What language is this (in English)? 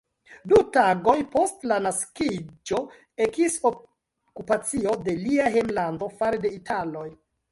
Esperanto